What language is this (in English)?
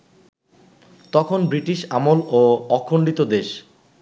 Bangla